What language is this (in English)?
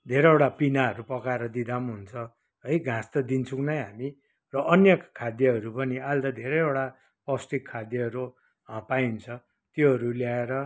Nepali